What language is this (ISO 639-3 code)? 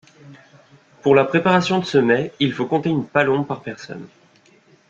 fra